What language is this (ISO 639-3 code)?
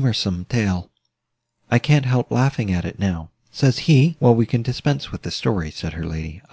eng